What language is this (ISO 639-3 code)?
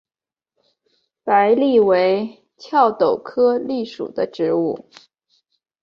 zho